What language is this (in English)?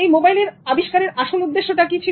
Bangla